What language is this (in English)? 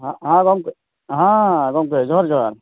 Santali